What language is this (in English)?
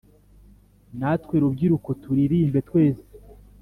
Kinyarwanda